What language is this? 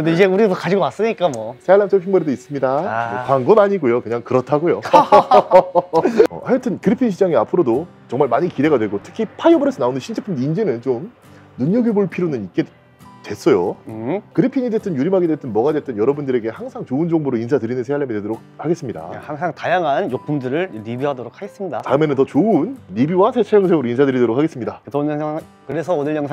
Korean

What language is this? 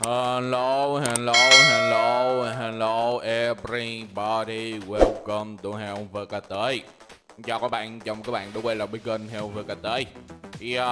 Vietnamese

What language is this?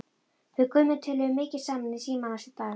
Icelandic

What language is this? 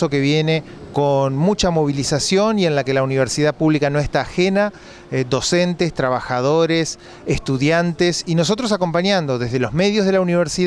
Spanish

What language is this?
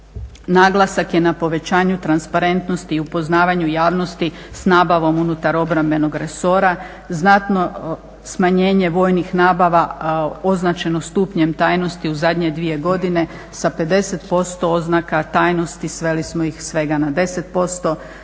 Croatian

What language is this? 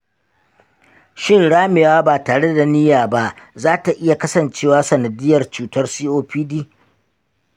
Hausa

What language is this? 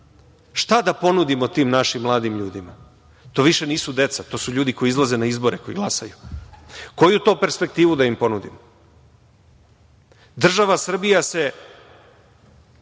Serbian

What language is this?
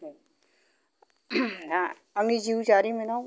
Bodo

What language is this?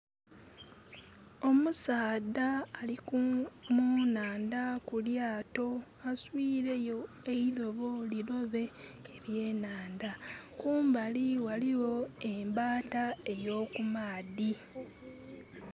Soga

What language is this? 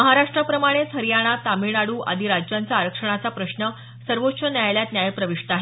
Marathi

